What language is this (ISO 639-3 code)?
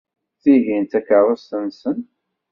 kab